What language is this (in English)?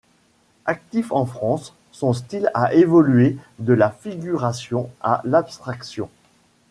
French